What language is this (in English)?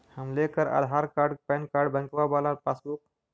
Magahi